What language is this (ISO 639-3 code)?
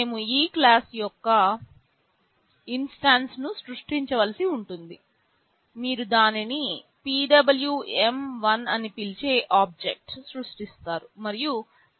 tel